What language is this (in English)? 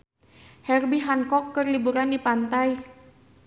Sundanese